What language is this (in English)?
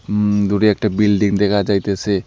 Bangla